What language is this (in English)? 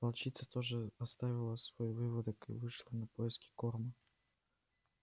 Russian